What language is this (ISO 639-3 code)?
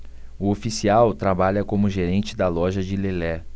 por